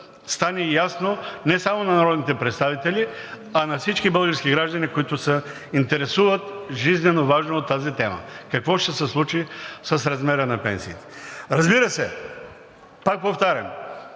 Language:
Bulgarian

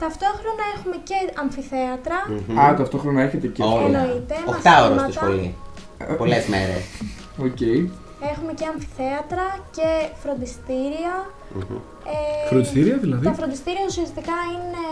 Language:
Greek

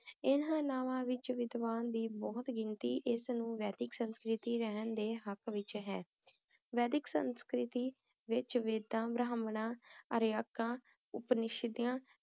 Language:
Punjabi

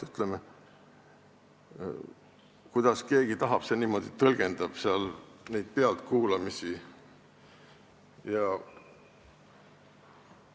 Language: Estonian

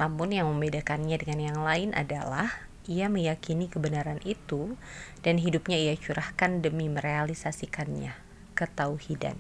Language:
Indonesian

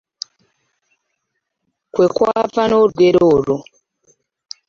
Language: Ganda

